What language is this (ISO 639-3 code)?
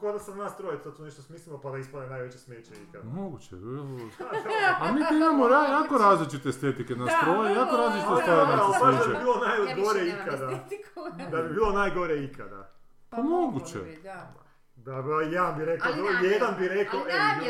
hrv